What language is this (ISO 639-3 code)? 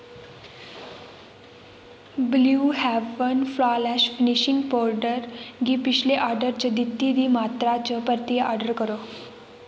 doi